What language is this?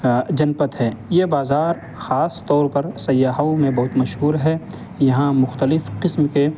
Urdu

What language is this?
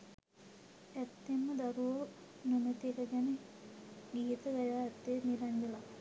Sinhala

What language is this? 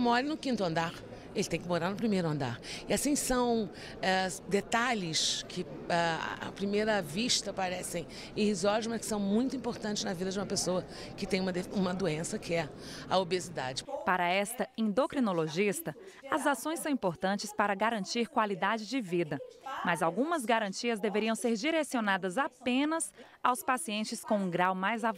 Portuguese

